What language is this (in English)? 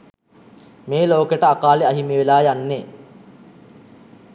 Sinhala